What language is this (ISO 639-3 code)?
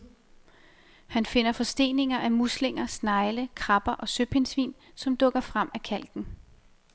dan